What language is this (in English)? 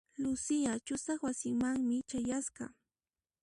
Puno Quechua